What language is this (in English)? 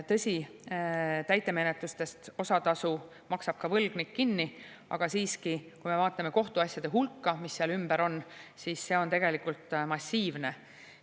Estonian